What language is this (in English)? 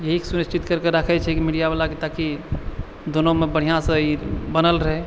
Maithili